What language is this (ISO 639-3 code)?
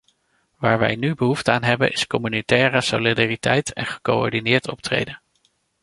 nld